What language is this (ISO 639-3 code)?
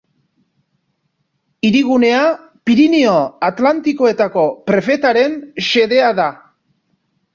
eus